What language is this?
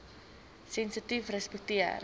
Afrikaans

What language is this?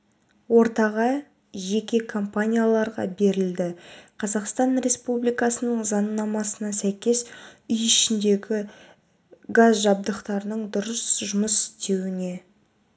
Kazakh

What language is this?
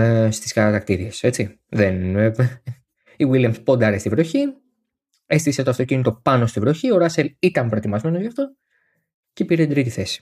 Greek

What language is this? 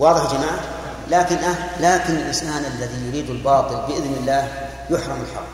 Arabic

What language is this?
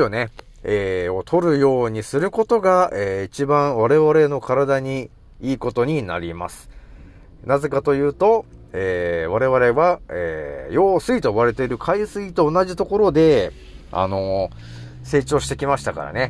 Japanese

